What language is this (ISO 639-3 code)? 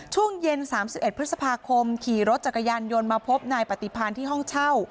tha